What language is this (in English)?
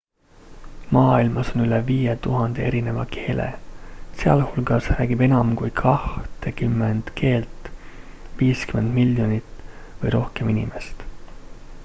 Estonian